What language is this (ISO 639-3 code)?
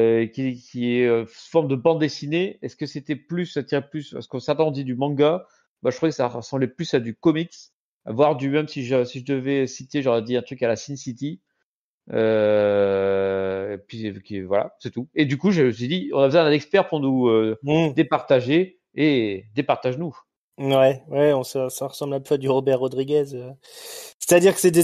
fra